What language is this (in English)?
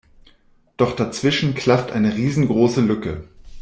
German